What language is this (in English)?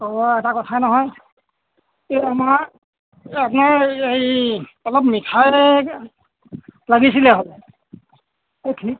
Assamese